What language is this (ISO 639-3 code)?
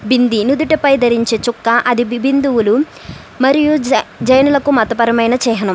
tel